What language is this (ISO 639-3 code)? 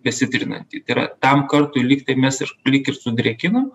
lit